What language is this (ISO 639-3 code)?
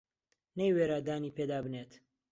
ckb